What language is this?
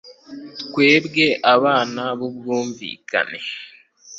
Kinyarwanda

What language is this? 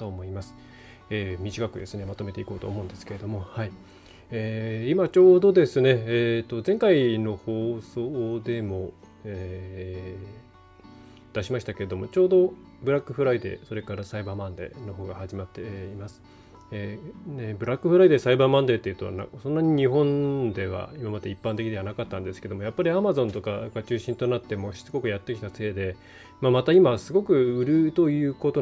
Japanese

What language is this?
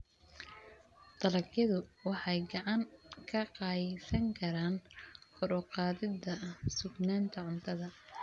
Somali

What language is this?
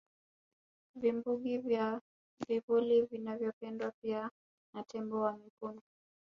Swahili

